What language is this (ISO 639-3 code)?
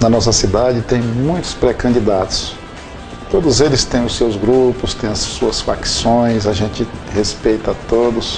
por